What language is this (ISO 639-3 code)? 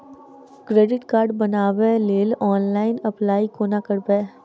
mai